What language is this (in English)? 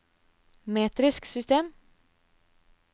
Norwegian